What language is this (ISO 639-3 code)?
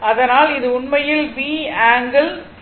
tam